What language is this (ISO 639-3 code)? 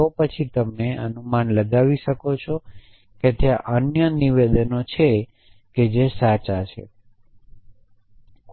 guj